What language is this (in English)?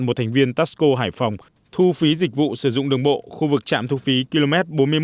Vietnamese